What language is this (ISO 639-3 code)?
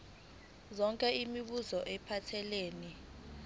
zul